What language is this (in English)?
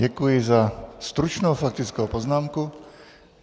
Czech